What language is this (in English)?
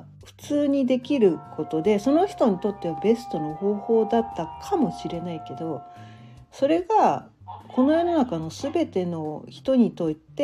Japanese